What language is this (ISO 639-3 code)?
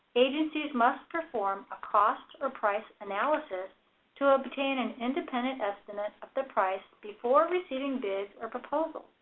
eng